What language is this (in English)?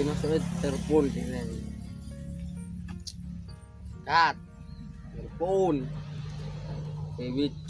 Indonesian